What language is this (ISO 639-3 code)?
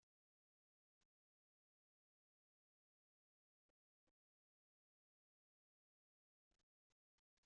kab